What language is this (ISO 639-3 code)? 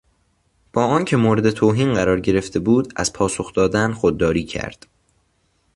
fas